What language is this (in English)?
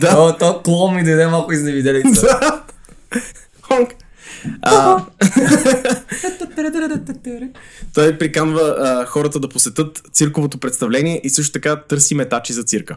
Bulgarian